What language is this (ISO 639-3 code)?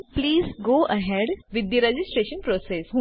guj